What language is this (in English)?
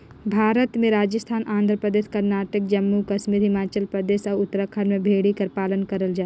Chhattisgarhi